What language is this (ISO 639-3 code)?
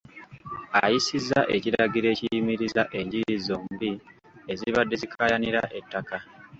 lug